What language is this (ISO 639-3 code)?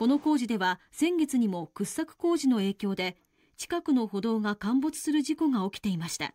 jpn